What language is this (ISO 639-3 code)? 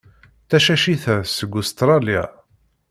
kab